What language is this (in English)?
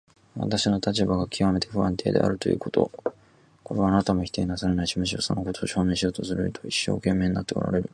Japanese